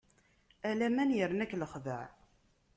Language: Kabyle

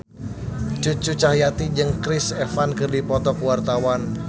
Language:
Sundanese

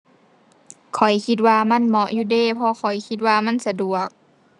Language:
Thai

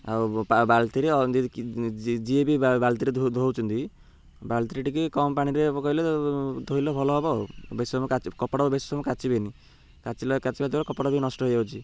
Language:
Odia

